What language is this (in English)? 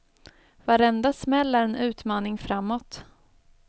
Swedish